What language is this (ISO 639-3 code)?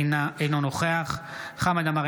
heb